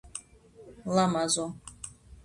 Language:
Georgian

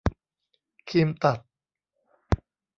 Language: Thai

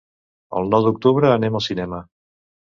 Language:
Catalan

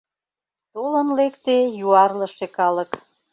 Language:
Mari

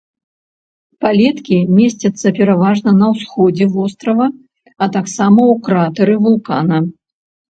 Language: Belarusian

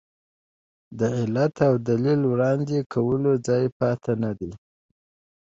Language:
Pashto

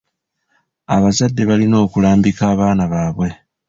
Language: Ganda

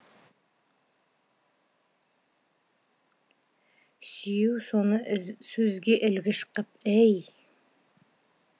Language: Kazakh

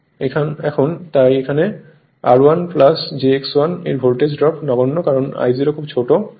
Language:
Bangla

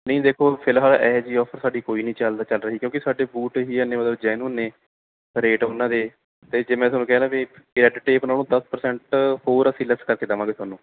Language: Punjabi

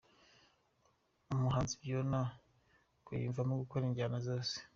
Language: Kinyarwanda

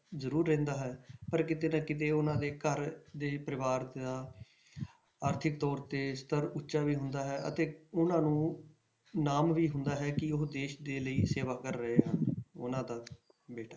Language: Punjabi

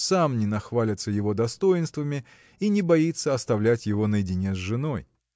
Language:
Russian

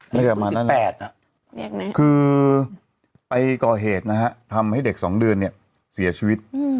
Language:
Thai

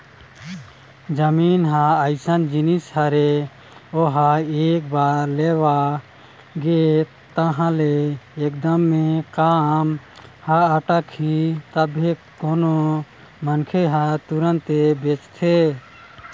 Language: Chhattisgarhi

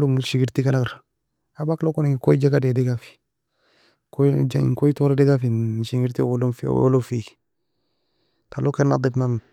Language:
Nobiin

